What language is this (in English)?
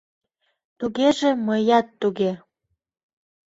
Mari